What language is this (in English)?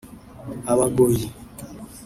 Kinyarwanda